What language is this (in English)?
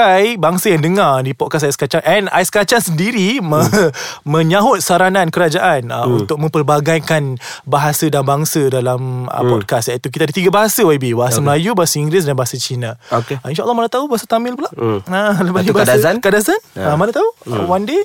Malay